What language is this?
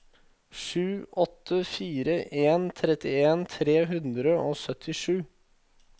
Norwegian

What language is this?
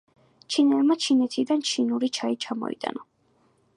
Georgian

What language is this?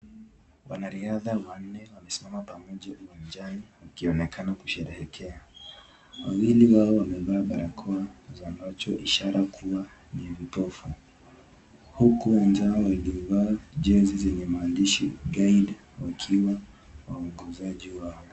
Swahili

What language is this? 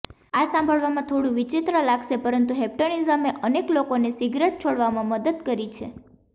Gujarati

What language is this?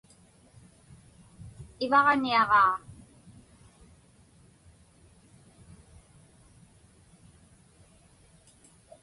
Inupiaq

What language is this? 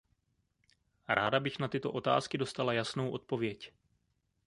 Czech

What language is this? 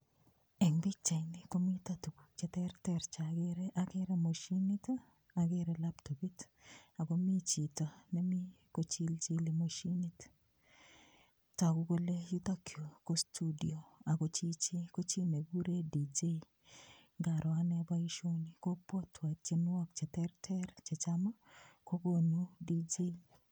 Kalenjin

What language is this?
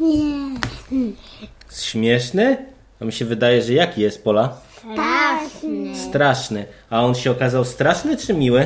Polish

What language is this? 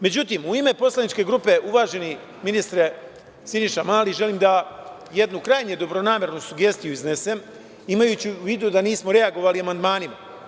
Serbian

